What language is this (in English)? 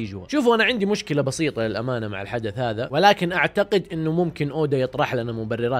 Arabic